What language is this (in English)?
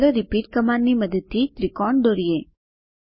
Gujarati